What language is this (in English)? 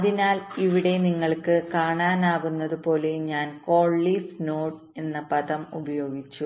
Malayalam